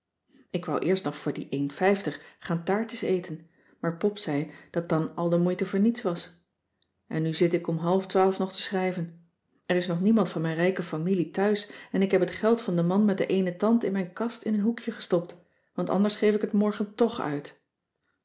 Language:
Dutch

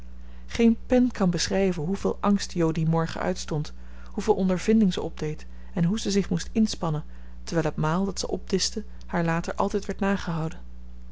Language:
Dutch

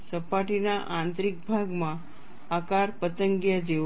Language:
Gujarati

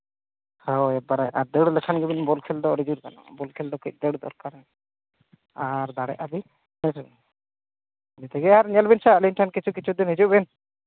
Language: Santali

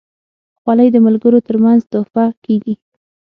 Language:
Pashto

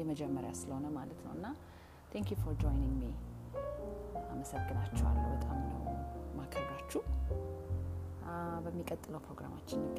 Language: Amharic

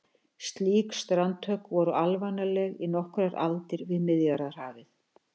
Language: Icelandic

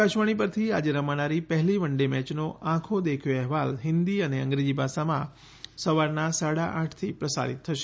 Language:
Gujarati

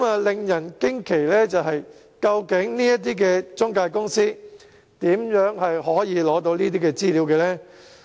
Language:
Cantonese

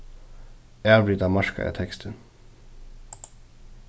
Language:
Faroese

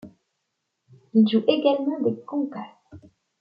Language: French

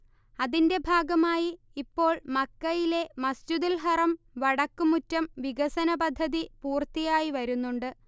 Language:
Malayalam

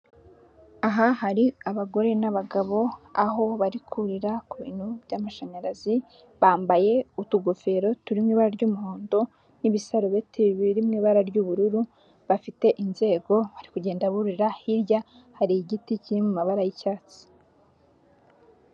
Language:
Kinyarwanda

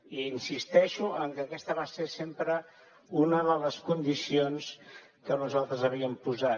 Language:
Catalan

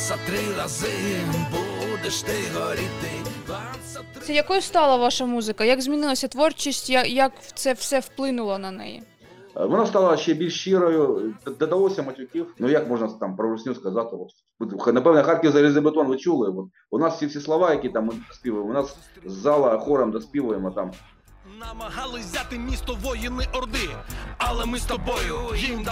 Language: Ukrainian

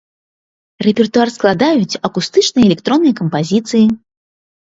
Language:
Belarusian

